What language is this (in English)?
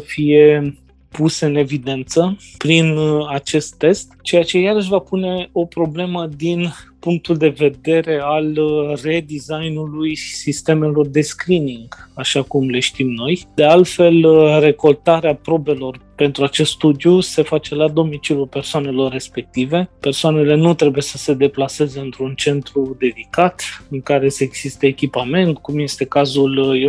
Romanian